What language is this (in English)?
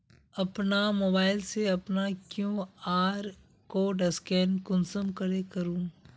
Magahi